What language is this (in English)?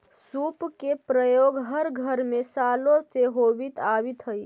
Magahi